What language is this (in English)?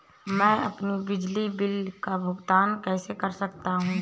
Hindi